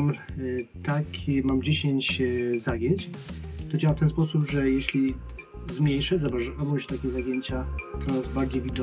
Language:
Polish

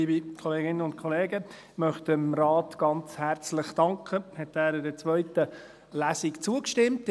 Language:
Swiss German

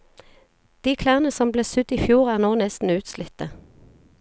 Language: Norwegian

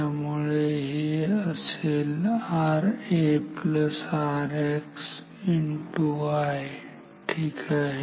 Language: Marathi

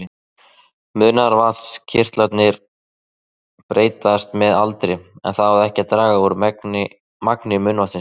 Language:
Icelandic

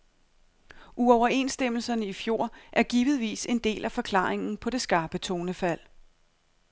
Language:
Danish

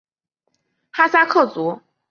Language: Chinese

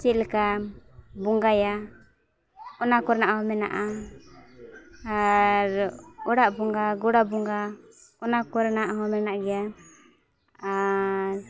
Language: Santali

